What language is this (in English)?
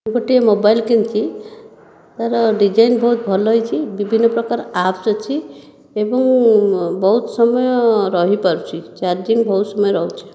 Odia